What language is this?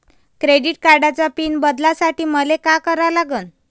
Marathi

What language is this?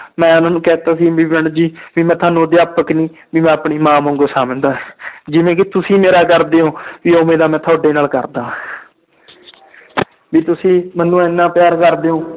Punjabi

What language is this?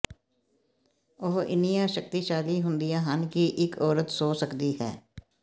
Punjabi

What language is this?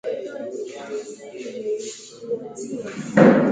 Swahili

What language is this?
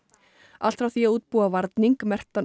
Icelandic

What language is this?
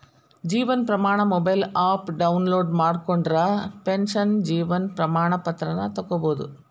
Kannada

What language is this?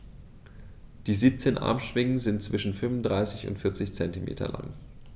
German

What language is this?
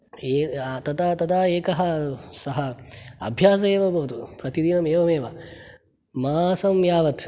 Sanskrit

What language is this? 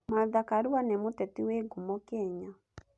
Kikuyu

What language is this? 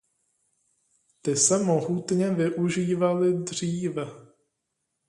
Czech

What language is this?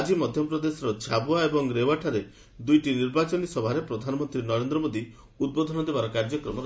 Odia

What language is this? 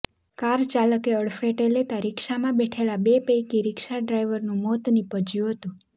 Gujarati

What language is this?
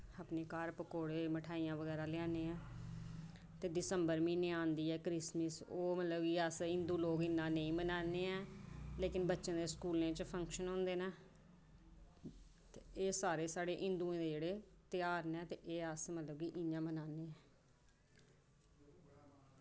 Dogri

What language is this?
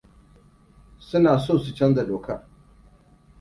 Hausa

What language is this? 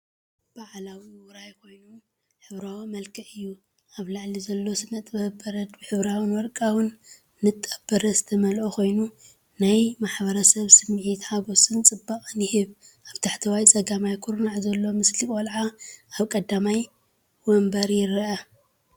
Tigrinya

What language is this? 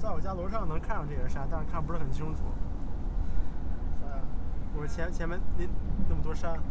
Chinese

